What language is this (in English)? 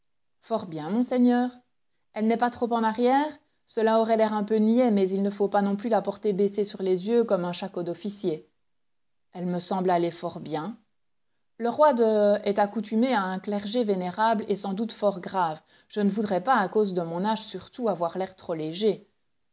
French